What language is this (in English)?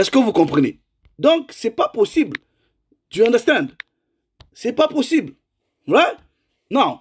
French